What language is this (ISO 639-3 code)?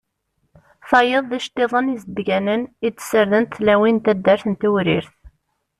kab